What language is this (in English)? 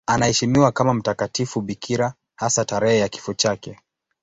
Swahili